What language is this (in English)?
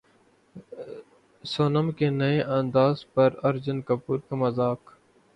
Urdu